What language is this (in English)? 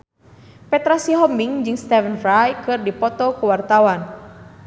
Sundanese